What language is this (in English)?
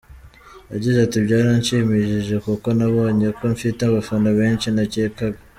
Kinyarwanda